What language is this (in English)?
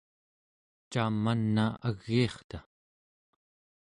Central Yupik